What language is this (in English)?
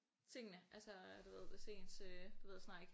Danish